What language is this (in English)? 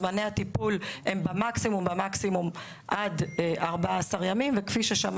Hebrew